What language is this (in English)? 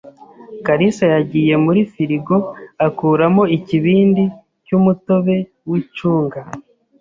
Kinyarwanda